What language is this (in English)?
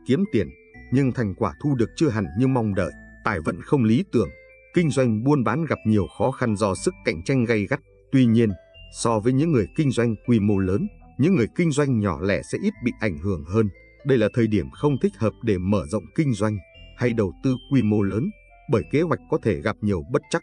Vietnamese